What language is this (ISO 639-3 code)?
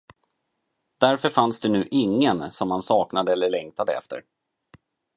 swe